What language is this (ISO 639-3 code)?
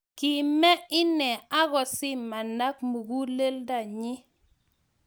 kln